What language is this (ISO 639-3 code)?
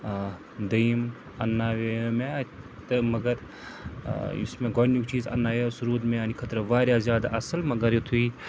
kas